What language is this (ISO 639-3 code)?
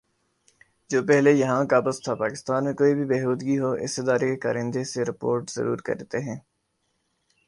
urd